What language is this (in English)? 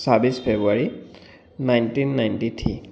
Assamese